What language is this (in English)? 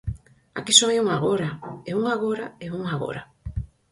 Galician